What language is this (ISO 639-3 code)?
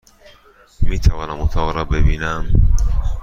fas